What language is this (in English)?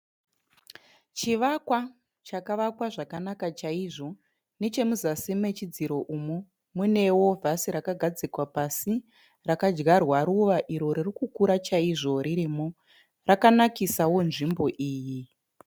Shona